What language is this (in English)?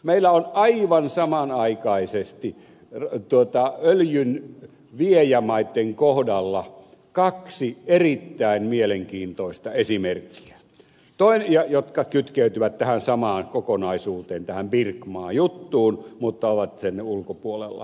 Finnish